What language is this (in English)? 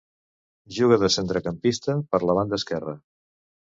Catalan